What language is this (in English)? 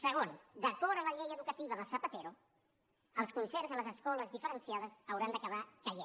Catalan